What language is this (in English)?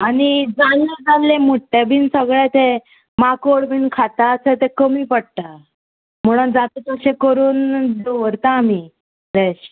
Konkani